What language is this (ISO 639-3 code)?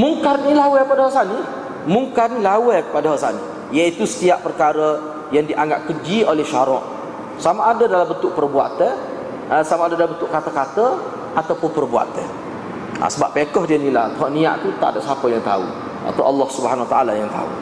msa